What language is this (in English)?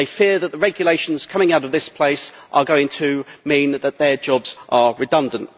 English